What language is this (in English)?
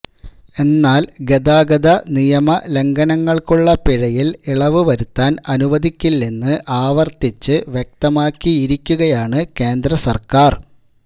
Malayalam